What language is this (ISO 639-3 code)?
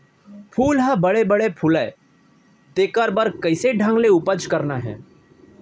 hne